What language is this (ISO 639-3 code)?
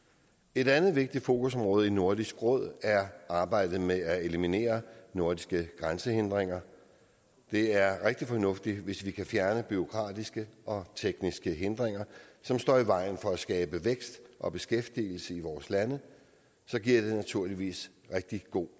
dan